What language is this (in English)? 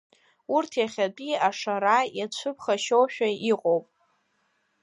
Abkhazian